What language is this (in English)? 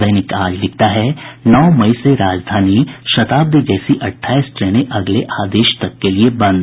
Hindi